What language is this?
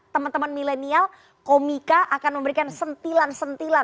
Indonesian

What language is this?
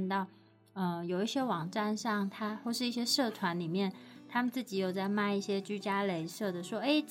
Chinese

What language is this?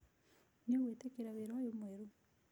Kikuyu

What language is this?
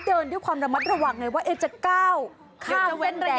Thai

